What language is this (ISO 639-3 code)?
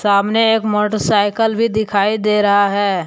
hin